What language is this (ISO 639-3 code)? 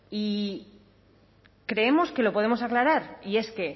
spa